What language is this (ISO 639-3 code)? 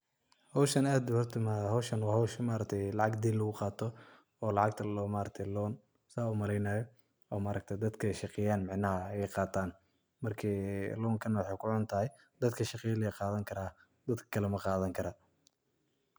som